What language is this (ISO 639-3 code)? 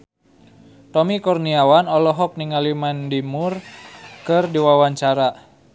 sun